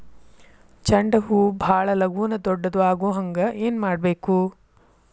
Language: Kannada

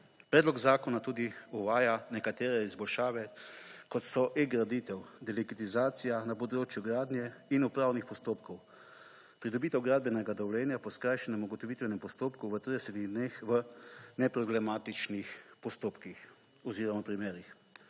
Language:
Slovenian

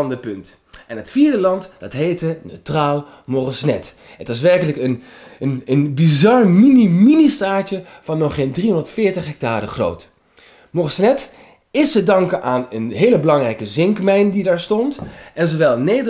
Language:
Dutch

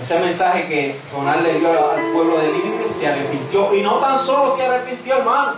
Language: Spanish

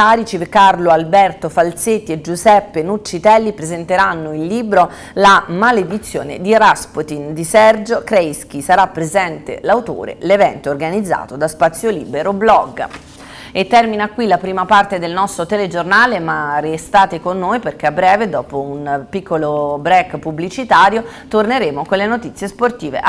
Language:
Italian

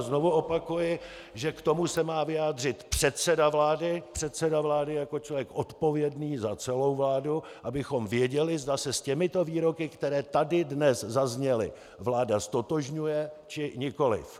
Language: Czech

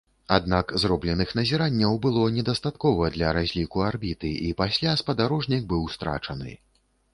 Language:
Belarusian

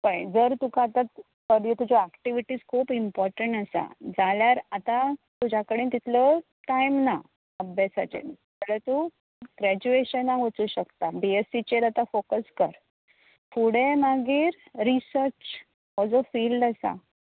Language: Konkani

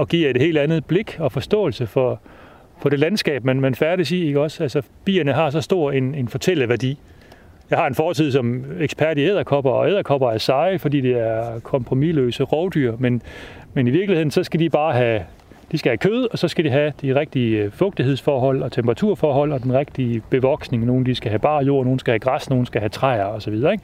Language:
Danish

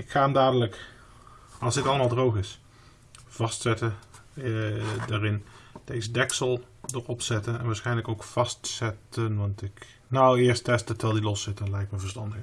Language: Dutch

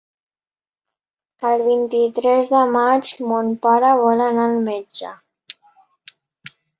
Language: Catalan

